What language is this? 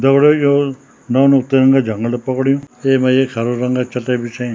Garhwali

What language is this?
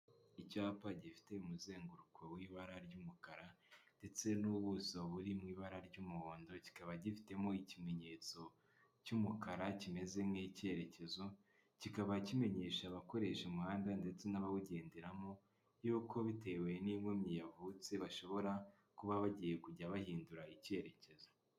Kinyarwanda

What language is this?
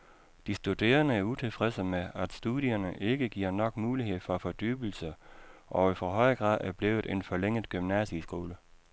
Danish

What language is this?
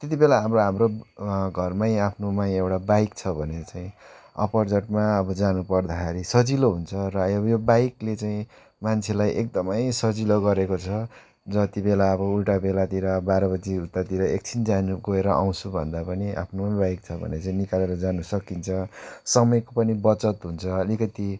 Nepali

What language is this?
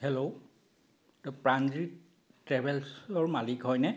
Assamese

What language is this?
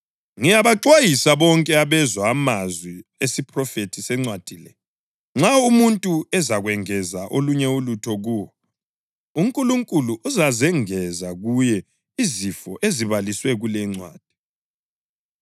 North Ndebele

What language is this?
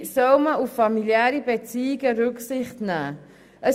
Swiss German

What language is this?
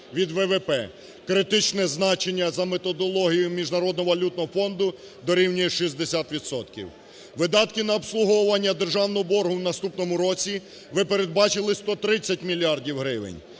Ukrainian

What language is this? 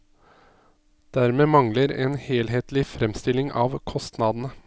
Norwegian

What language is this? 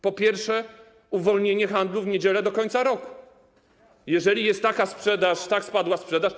Polish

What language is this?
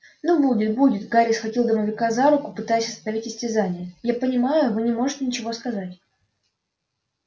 Russian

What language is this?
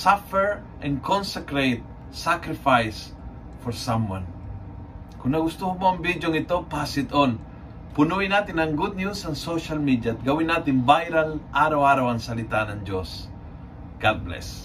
Filipino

